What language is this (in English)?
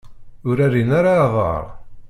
Kabyle